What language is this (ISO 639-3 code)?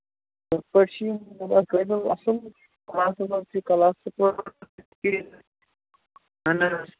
kas